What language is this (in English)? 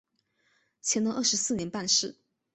Chinese